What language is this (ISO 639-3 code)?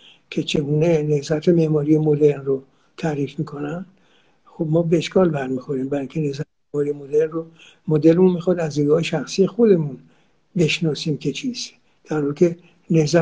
fas